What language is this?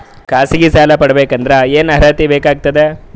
Kannada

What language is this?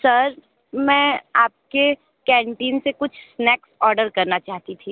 Hindi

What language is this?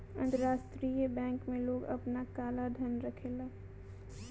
Bhojpuri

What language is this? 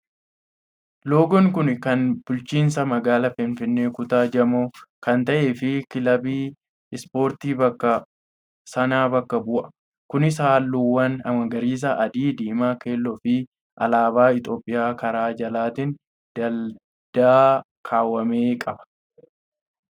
Oromo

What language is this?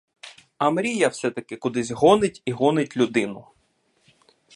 Ukrainian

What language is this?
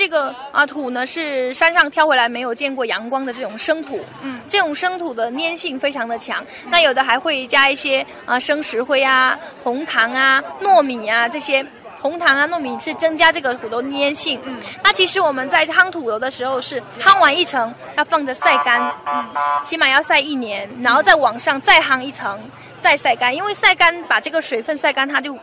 Chinese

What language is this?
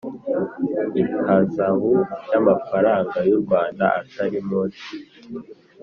Kinyarwanda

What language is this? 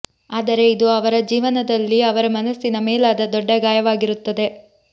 Kannada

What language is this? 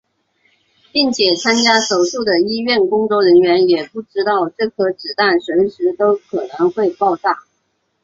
Chinese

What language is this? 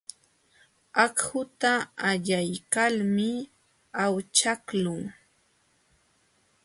Jauja Wanca Quechua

